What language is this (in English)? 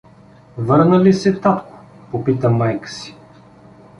Bulgarian